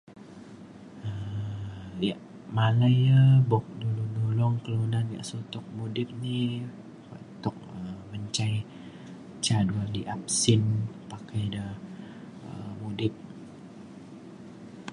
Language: Mainstream Kenyah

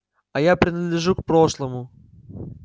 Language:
Russian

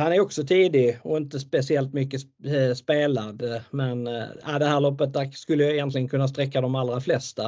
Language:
Swedish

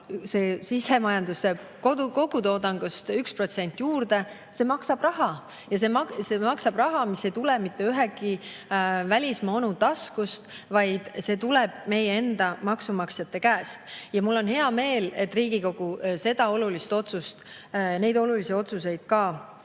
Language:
Estonian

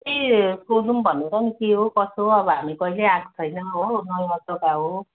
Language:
Nepali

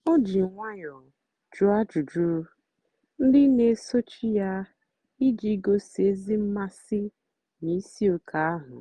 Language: Igbo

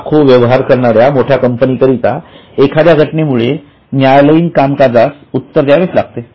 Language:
Marathi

